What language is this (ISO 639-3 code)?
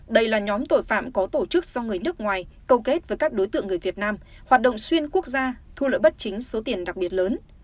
vie